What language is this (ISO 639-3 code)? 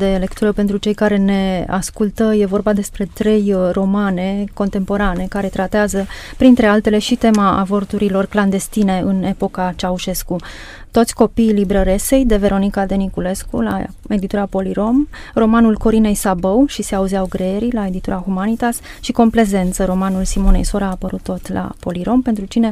ron